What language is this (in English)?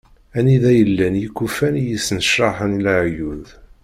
Kabyle